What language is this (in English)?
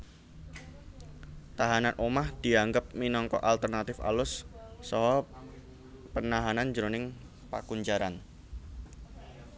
Javanese